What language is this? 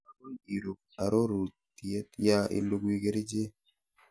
Kalenjin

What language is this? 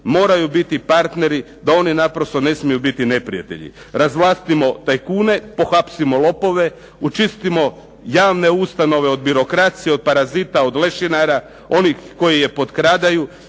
Croatian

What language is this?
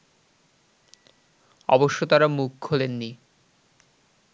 Bangla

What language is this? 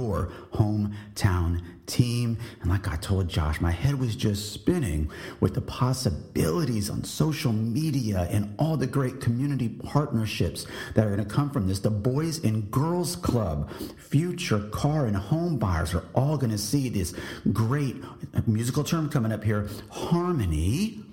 English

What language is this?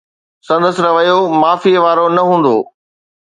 Sindhi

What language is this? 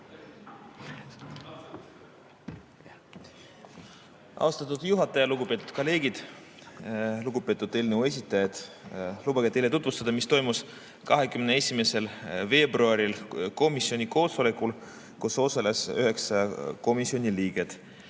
Estonian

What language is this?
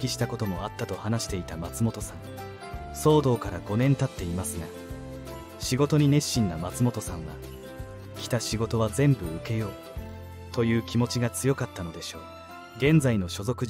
Japanese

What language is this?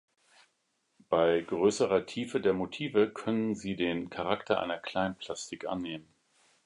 German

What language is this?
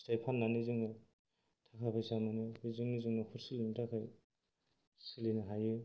Bodo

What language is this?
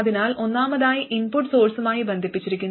Malayalam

